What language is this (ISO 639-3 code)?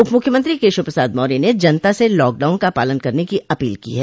hin